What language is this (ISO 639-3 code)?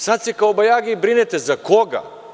srp